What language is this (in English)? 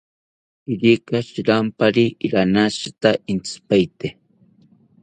South Ucayali Ashéninka